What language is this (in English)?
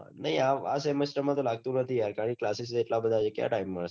Gujarati